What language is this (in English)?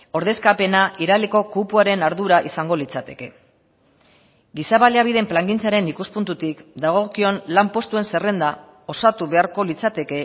Basque